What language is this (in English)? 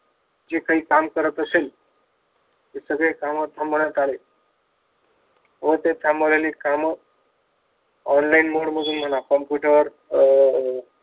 Marathi